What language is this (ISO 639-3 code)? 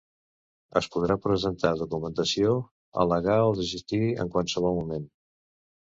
cat